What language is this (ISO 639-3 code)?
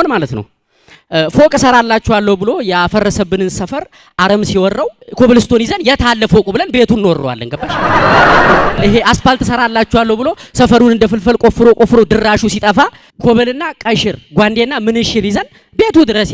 amh